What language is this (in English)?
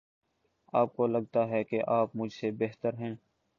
Urdu